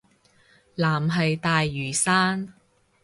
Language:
Cantonese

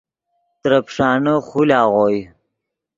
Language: Yidgha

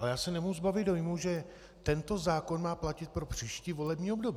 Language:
Czech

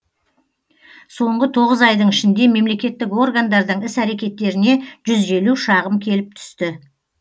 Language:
Kazakh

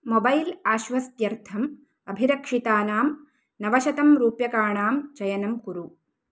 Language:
Sanskrit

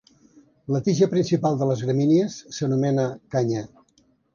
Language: Catalan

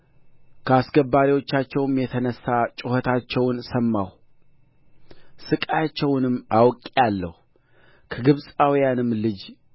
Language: Amharic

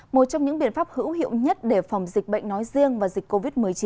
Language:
Vietnamese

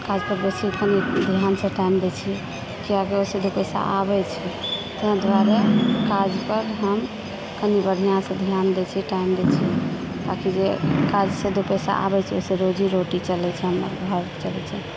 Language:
Maithili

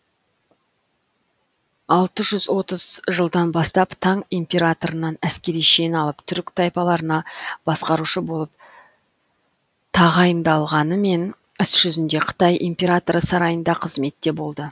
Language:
Kazakh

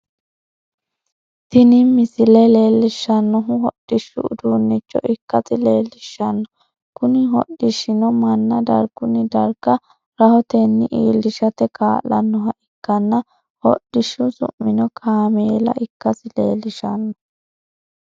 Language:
Sidamo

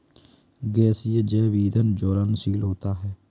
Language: Hindi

